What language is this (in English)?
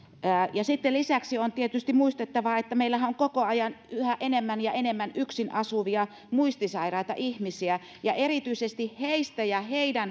Finnish